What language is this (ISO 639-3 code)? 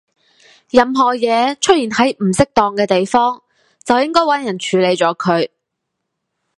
yue